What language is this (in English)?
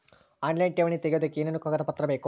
Kannada